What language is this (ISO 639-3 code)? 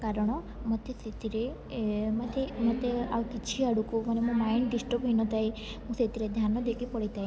ori